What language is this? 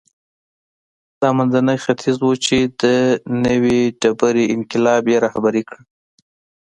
Pashto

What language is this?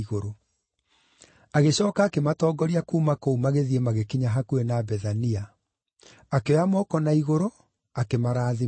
Kikuyu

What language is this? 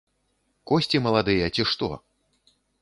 Belarusian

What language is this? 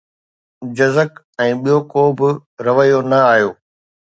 Sindhi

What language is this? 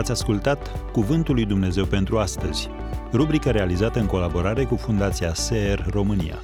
Romanian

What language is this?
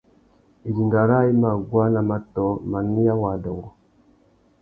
Tuki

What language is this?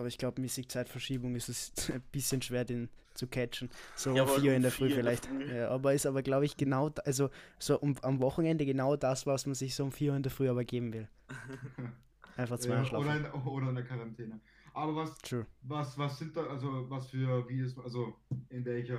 German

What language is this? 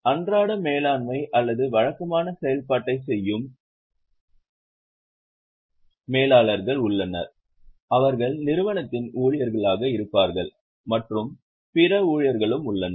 Tamil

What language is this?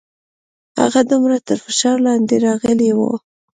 Pashto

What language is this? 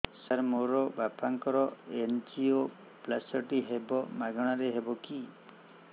Odia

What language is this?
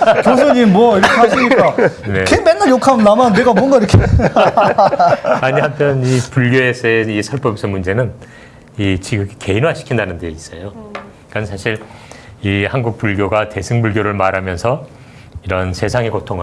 Korean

